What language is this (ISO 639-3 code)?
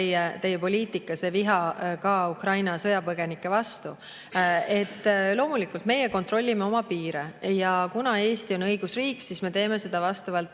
est